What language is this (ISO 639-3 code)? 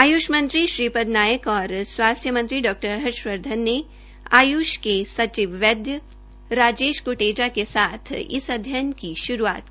hin